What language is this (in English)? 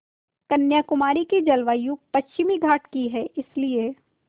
Hindi